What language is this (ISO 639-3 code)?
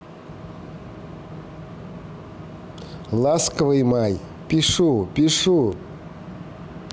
rus